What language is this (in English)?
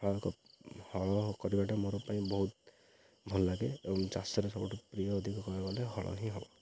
Odia